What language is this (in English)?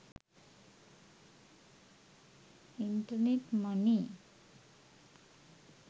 Sinhala